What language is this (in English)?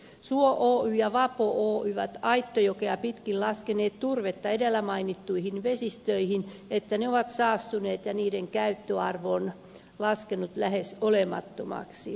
Finnish